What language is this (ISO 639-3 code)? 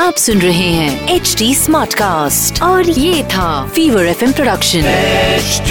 hin